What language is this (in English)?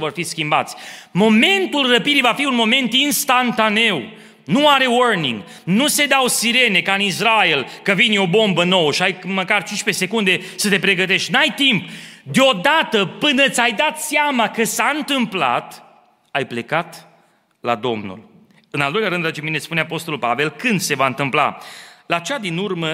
Romanian